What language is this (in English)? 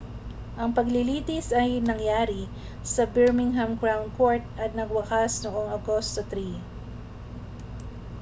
Filipino